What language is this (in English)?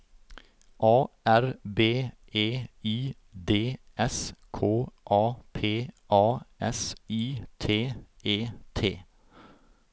Norwegian